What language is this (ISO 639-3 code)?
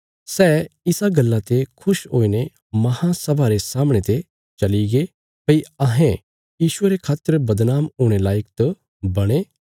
kfs